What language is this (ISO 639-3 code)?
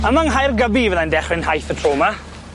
cym